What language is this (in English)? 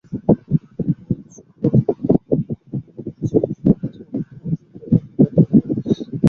Bangla